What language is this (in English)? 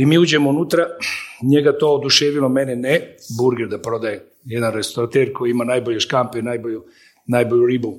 Croatian